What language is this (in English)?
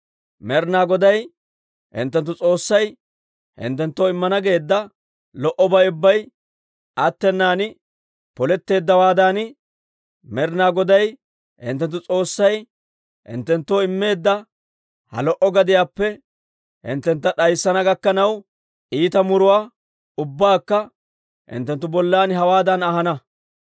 Dawro